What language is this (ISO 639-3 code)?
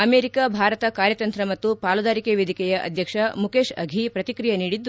kan